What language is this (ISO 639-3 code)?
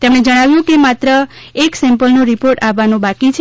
guj